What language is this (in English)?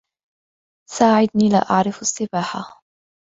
Arabic